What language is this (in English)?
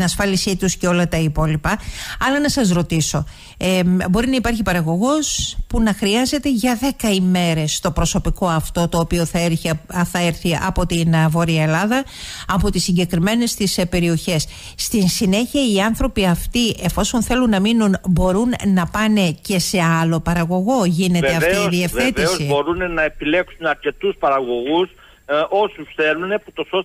Greek